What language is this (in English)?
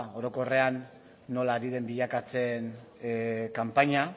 Basque